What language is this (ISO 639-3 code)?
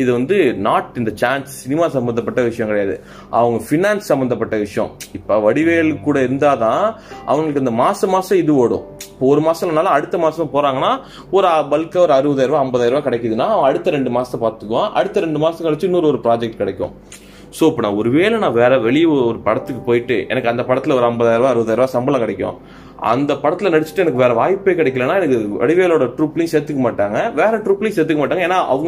tam